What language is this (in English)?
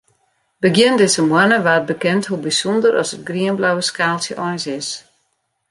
Western Frisian